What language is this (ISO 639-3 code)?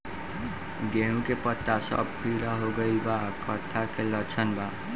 bho